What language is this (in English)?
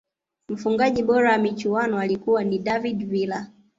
Swahili